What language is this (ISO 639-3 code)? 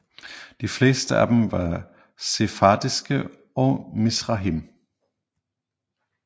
dan